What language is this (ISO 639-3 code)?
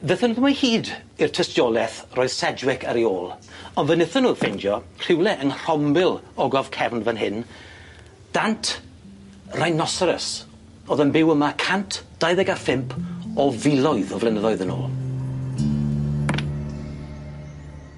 cym